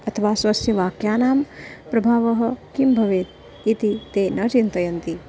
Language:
Sanskrit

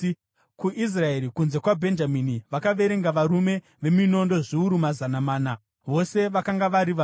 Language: Shona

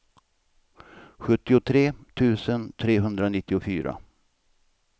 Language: Swedish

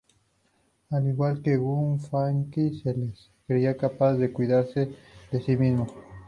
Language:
Spanish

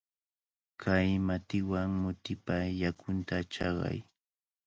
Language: Cajatambo North Lima Quechua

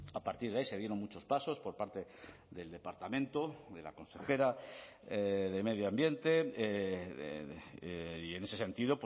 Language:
Spanish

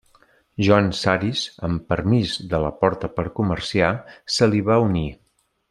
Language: Catalan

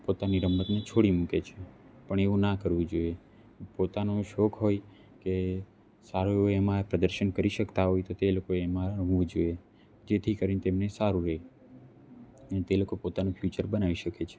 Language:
Gujarati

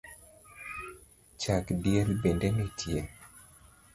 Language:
Luo (Kenya and Tanzania)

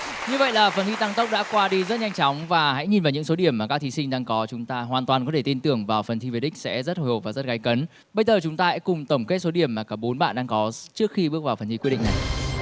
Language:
Vietnamese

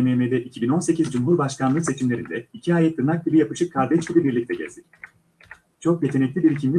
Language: Turkish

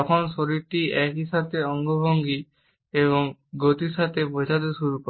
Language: Bangla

